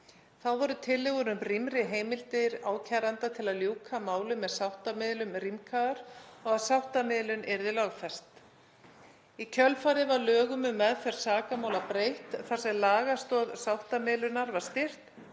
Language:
Icelandic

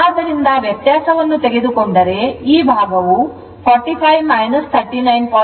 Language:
Kannada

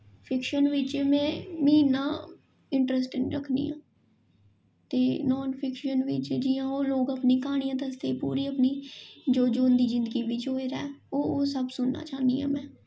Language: Dogri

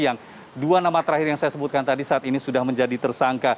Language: Indonesian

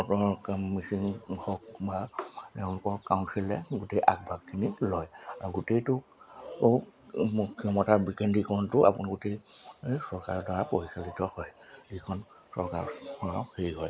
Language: Assamese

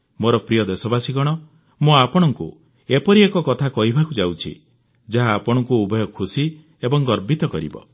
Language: Odia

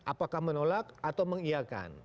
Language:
Indonesian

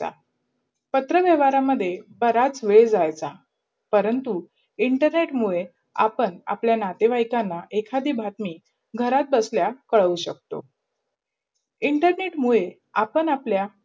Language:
Marathi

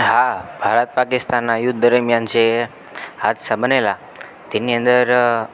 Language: Gujarati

